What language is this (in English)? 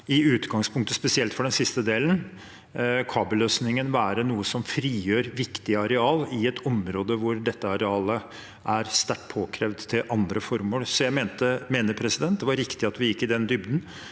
Norwegian